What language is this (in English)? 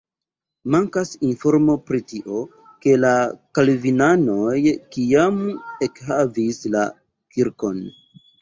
Esperanto